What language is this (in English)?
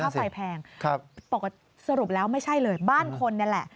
Thai